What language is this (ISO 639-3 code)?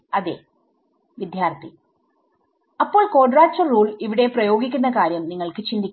mal